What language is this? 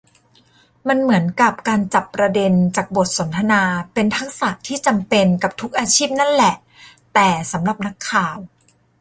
Thai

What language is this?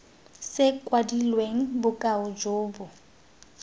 Tswana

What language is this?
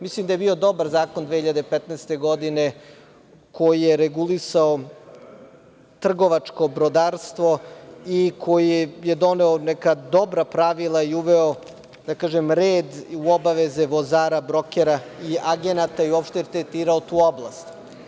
Serbian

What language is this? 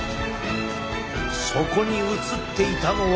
Japanese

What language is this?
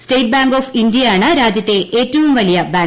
Malayalam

